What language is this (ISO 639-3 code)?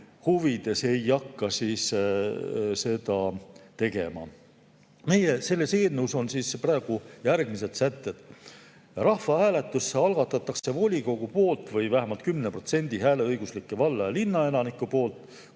est